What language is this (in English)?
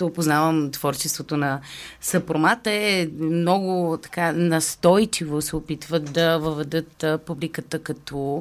Bulgarian